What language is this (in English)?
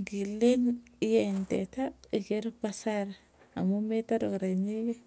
Tugen